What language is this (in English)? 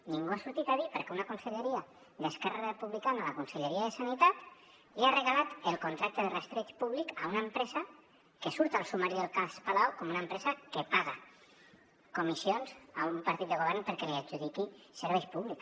Catalan